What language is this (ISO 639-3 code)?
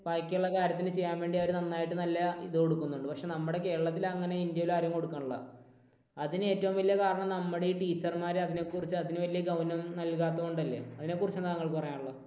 mal